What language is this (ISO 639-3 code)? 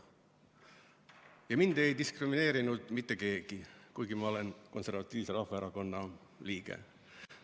est